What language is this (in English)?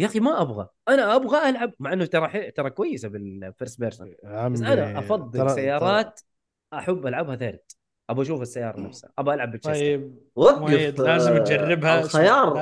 Arabic